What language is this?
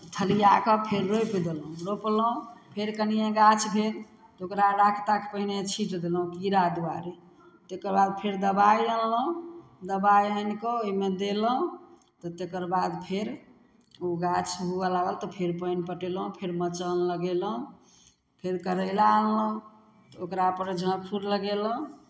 Maithili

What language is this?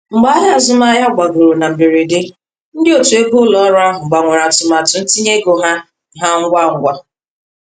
Igbo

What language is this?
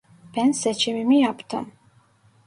Turkish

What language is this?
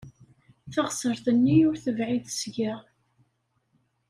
Kabyle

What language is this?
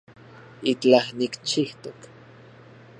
Central Puebla Nahuatl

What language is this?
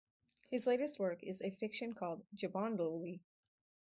English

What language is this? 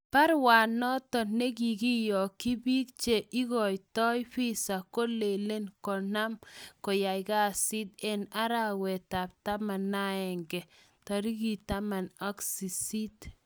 Kalenjin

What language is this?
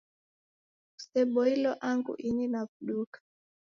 Taita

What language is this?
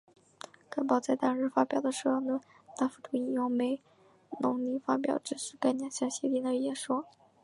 Chinese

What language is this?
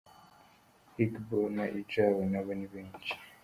Kinyarwanda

